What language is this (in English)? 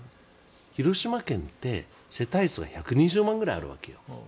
Japanese